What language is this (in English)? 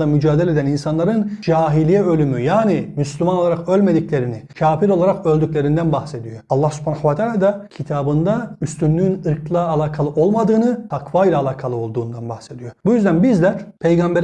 Turkish